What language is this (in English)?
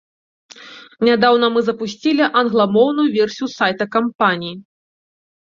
Belarusian